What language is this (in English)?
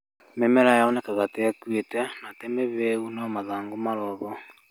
Kikuyu